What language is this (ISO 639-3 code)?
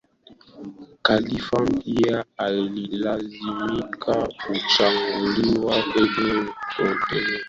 swa